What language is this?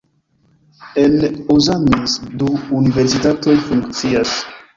Esperanto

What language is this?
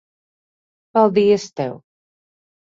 Latvian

